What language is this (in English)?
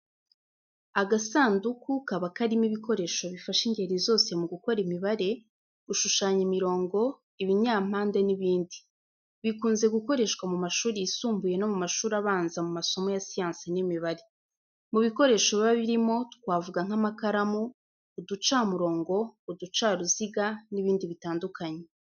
Kinyarwanda